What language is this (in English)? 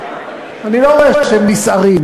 Hebrew